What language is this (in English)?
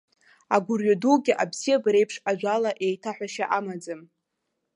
Abkhazian